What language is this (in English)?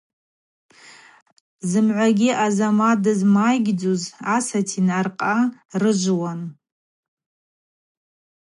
Abaza